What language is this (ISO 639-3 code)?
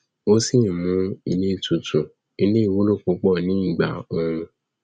yor